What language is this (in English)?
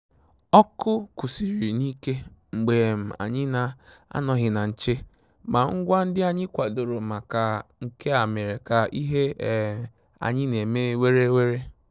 Igbo